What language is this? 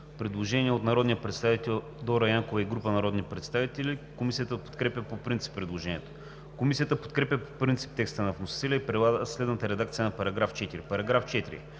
Bulgarian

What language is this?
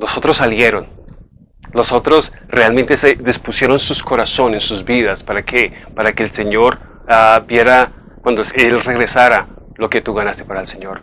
Spanish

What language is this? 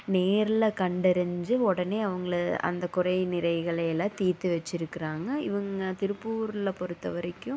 Tamil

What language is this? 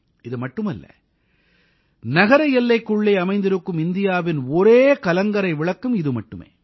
Tamil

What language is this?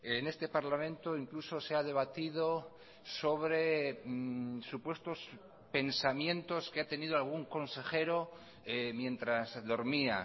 Spanish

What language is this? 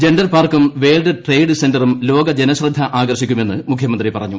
Malayalam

